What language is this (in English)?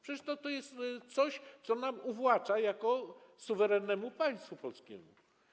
Polish